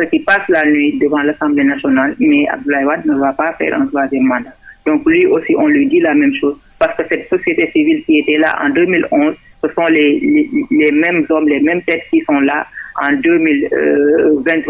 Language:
French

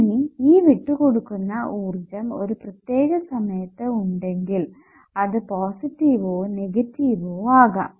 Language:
Malayalam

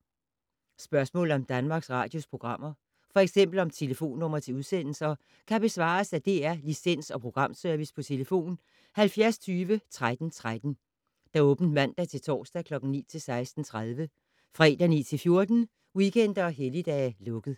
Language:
Danish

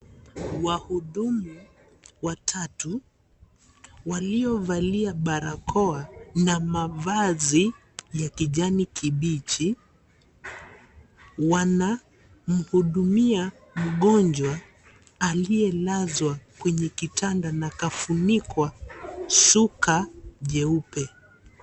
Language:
Swahili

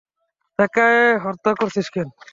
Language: Bangla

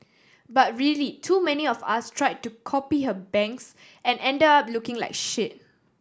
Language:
English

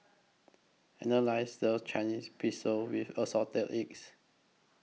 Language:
English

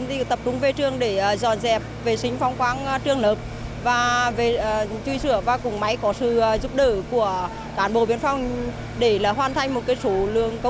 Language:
Vietnamese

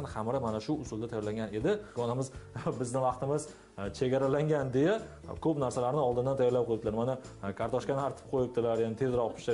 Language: Turkish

